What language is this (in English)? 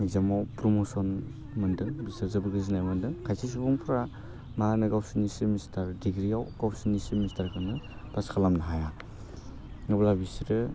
Bodo